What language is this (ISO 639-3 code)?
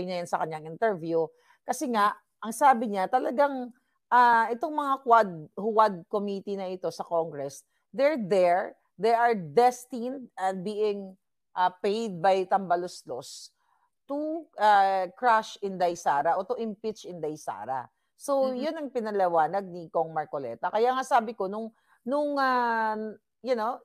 fil